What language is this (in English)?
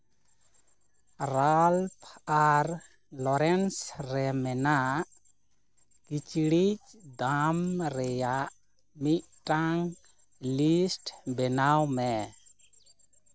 Santali